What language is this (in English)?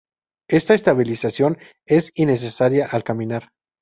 Spanish